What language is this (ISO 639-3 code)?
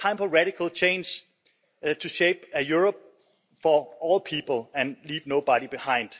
eng